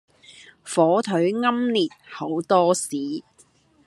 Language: Cantonese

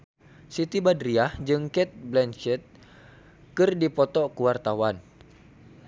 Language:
Sundanese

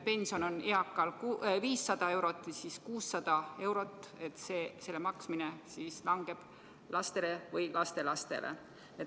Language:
Estonian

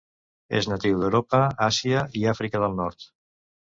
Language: Catalan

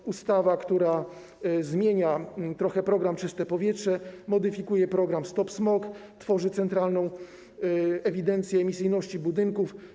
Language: Polish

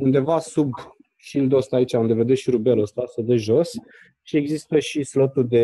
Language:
Romanian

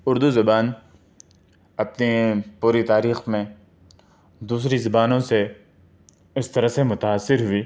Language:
Urdu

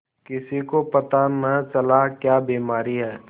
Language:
Hindi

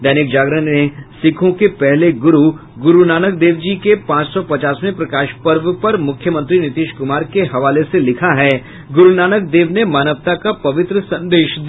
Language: Hindi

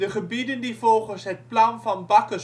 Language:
Dutch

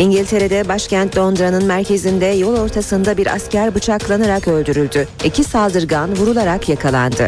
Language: Turkish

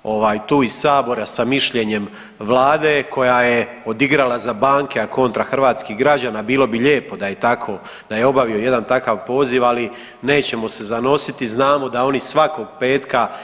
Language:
Croatian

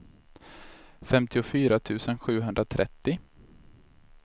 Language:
Swedish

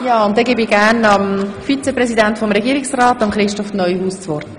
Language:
Swiss German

